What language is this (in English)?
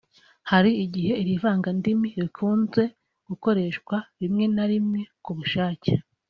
Kinyarwanda